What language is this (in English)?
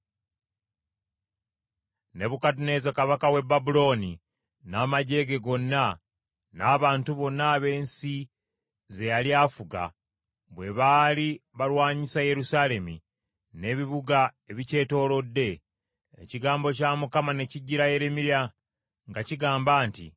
Ganda